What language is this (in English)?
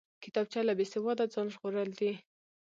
Pashto